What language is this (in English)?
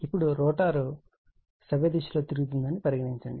Telugu